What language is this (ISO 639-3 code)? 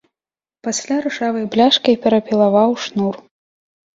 bel